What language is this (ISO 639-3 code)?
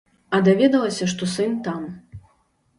bel